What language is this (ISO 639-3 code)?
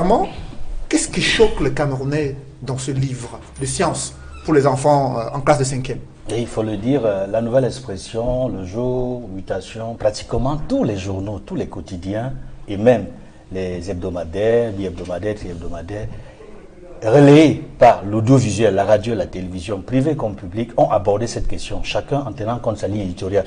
fra